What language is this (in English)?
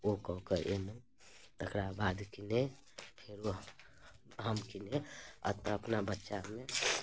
Maithili